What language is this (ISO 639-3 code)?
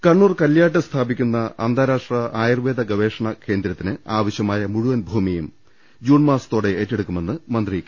mal